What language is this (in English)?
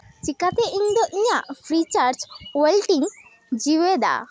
Santali